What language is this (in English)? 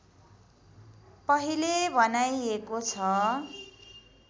Nepali